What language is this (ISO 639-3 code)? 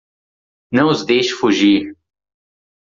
por